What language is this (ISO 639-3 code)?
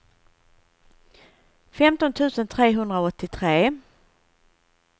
swe